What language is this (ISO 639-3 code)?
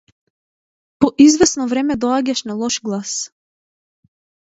mkd